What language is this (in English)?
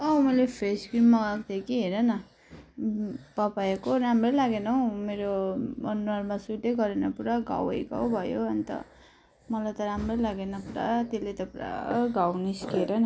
Nepali